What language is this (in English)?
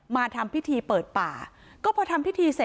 Thai